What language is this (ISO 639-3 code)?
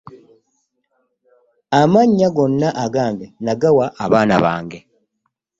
lug